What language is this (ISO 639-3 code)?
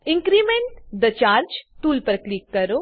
guj